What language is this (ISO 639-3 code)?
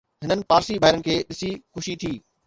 snd